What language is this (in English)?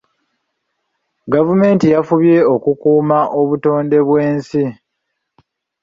Ganda